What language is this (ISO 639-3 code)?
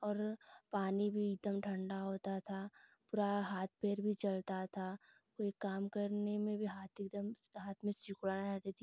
hin